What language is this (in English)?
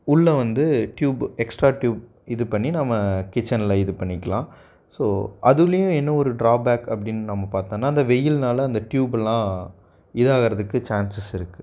Tamil